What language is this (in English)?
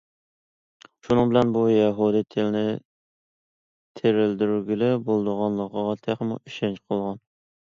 Uyghur